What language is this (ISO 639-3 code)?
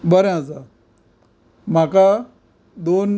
kok